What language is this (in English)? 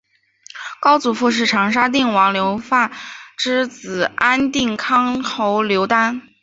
Chinese